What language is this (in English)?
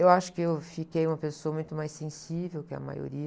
Portuguese